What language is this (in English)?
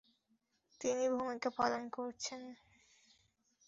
Bangla